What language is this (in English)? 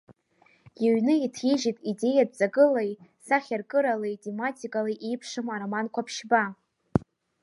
Abkhazian